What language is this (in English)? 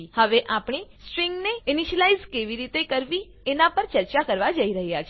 Gujarati